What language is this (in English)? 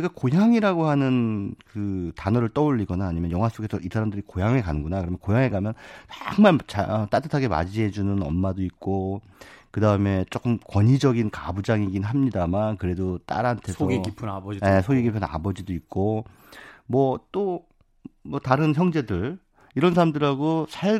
Korean